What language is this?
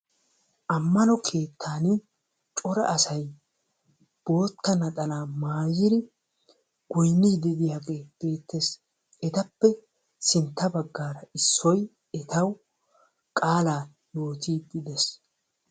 Wolaytta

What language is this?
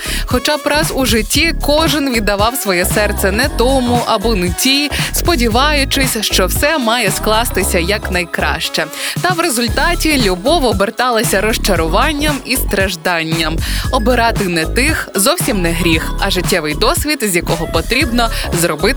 Ukrainian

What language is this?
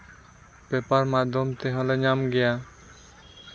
Santali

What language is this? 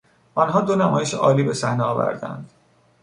Persian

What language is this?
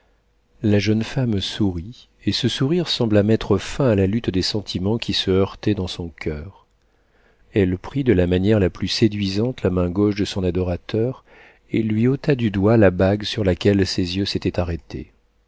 French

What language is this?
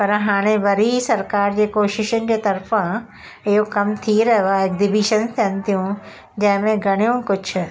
Sindhi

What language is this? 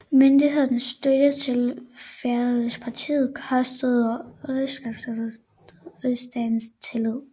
Danish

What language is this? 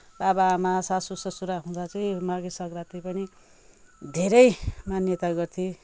Nepali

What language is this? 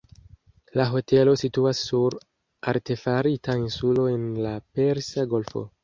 Esperanto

